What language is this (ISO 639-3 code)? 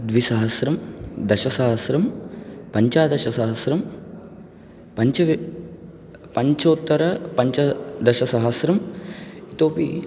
san